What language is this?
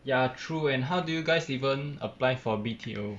English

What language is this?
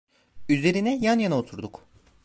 Turkish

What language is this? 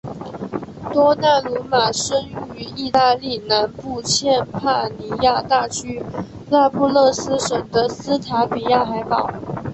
Chinese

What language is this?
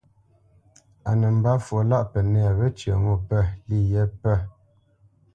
Bamenyam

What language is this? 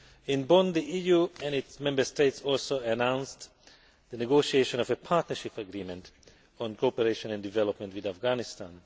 English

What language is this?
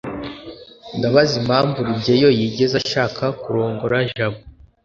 Kinyarwanda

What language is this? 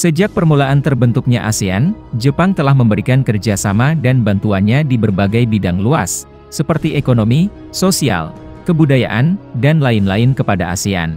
Indonesian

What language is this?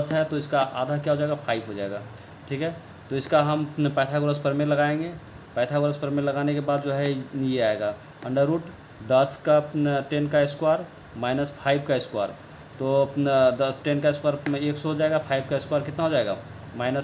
Hindi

